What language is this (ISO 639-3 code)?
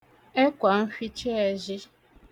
ibo